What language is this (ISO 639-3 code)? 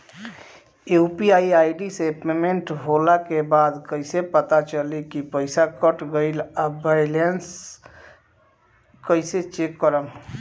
bho